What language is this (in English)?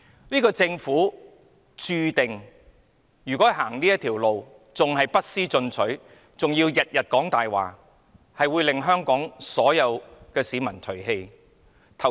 Cantonese